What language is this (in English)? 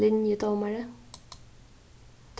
Faroese